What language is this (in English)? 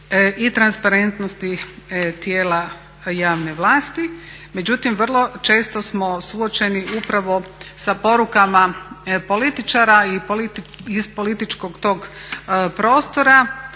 Croatian